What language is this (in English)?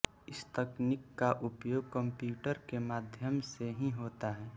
Hindi